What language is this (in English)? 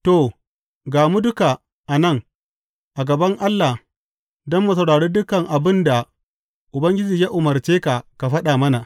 Hausa